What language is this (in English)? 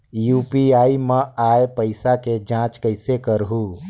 Chhattisgarhi